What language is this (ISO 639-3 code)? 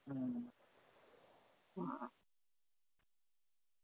ben